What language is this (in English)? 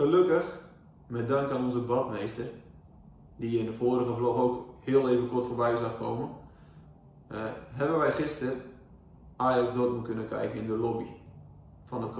Dutch